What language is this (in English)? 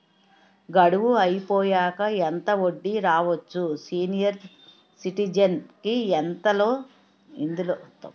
Telugu